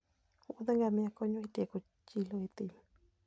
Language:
Luo (Kenya and Tanzania)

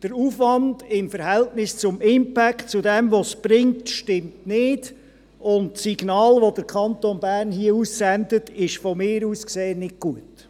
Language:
Swiss German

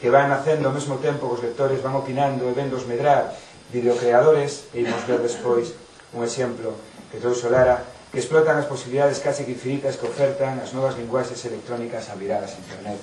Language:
Greek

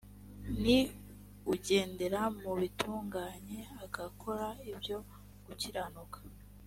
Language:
Kinyarwanda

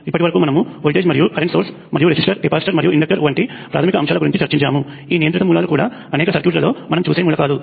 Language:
Telugu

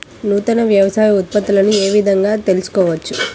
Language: Telugu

